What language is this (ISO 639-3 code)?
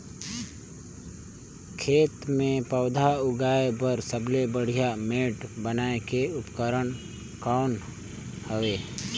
hne